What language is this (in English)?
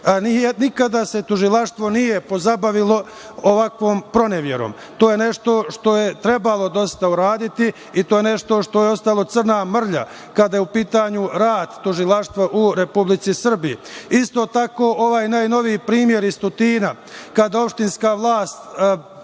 Serbian